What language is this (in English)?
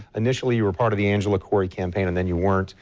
English